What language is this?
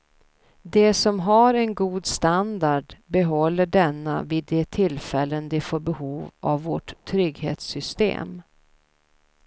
Swedish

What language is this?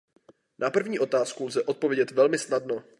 Czech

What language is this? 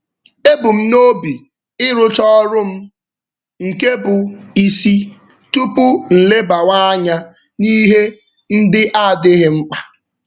Igbo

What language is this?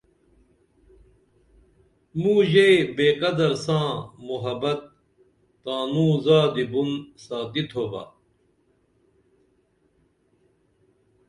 Dameli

